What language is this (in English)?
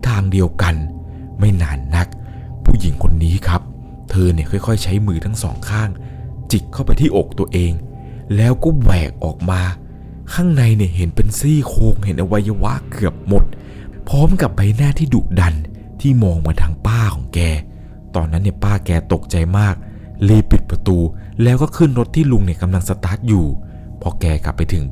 Thai